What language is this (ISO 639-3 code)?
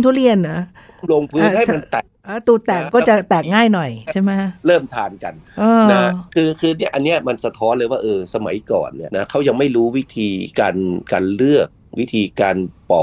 tha